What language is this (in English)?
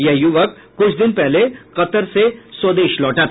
Hindi